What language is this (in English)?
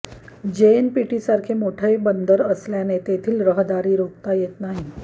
Marathi